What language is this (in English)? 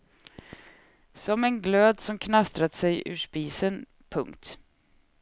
Swedish